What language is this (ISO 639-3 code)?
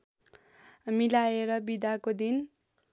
nep